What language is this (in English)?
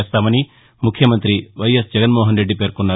Telugu